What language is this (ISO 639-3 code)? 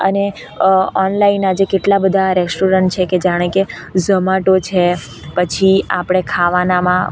guj